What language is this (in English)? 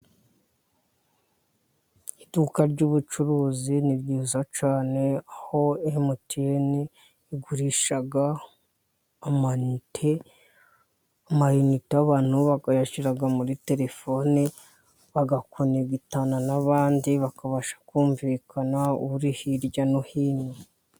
Kinyarwanda